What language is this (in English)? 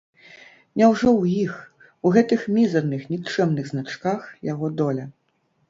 Belarusian